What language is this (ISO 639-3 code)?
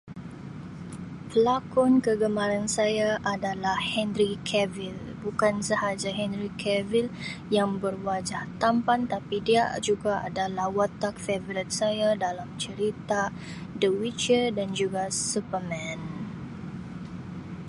msi